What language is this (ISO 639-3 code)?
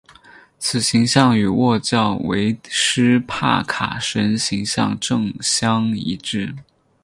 zho